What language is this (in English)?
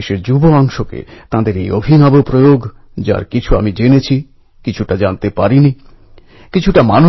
Bangla